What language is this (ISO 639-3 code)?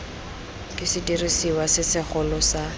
tsn